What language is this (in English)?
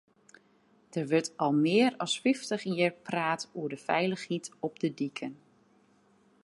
Western Frisian